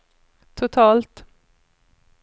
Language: Swedish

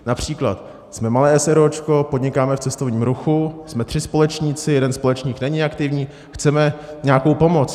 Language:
Czech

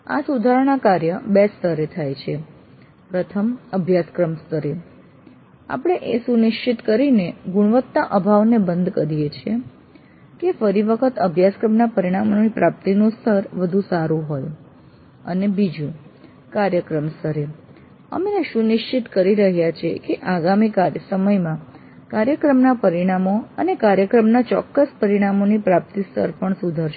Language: Gujarati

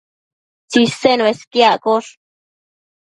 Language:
Matsés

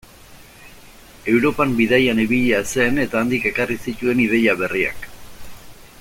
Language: Basque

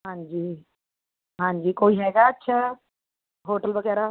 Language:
Punjabi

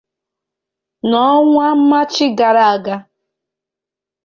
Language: Igbo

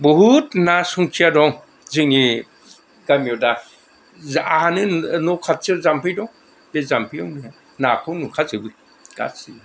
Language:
Bodo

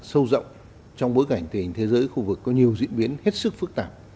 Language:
Vietnamese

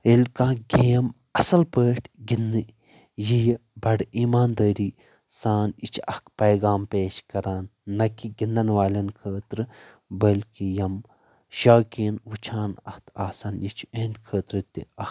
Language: Kashmiri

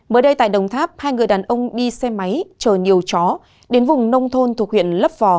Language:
Vietnamese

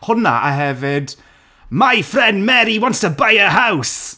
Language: Welsh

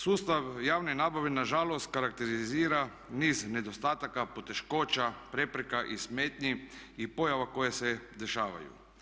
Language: Croatian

